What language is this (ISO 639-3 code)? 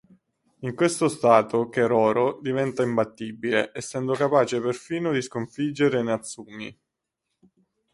ita